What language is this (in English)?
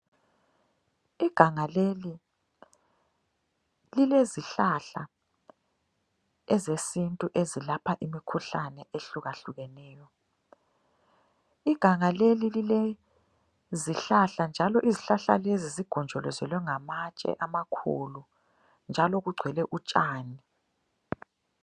North Ndebele